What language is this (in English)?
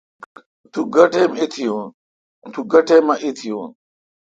Kalkoti